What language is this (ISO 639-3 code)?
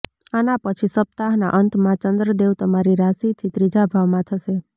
guj